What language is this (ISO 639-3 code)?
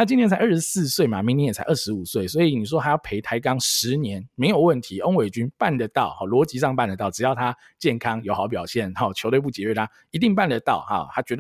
zho